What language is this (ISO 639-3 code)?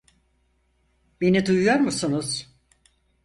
tur